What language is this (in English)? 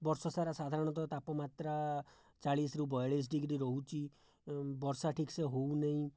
Odia